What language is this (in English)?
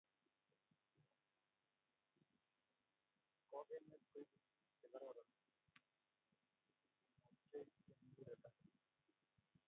Kalenjin